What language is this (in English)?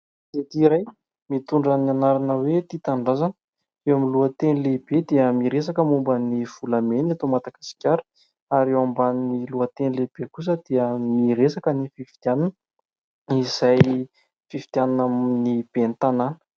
Malagasy